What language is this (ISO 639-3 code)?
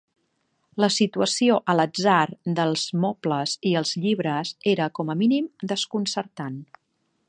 cat